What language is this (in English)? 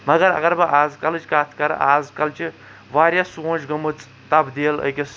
Kashmiri